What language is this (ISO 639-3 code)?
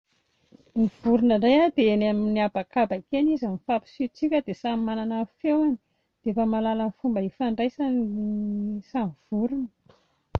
mlg